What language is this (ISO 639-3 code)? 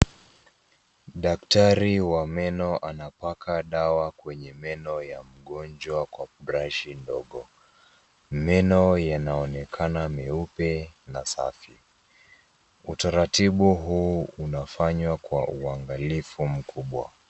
swa